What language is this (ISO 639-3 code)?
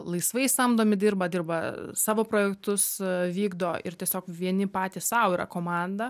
lit